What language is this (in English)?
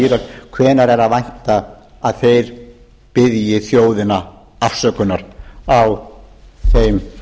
Icelandic